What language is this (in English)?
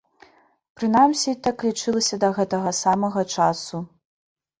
Belarusian